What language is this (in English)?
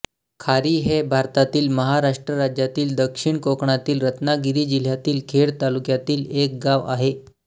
Marathi